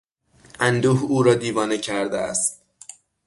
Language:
Persian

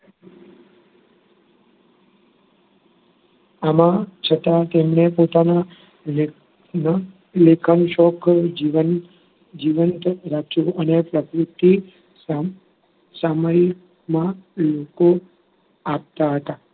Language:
Gujarati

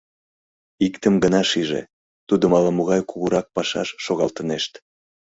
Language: Mari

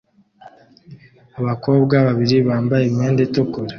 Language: Kinyarwanda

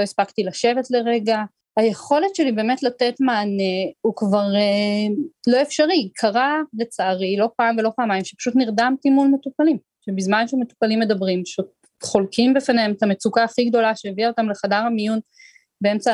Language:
Hebrew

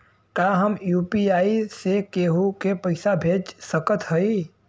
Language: Bhojpuri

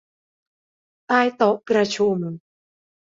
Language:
Thai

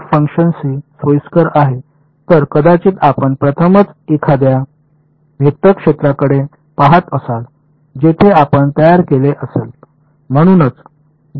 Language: Marathi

